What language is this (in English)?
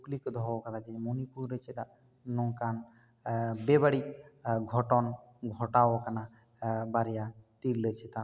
Santali